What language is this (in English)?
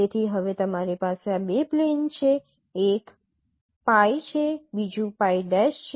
Gujarati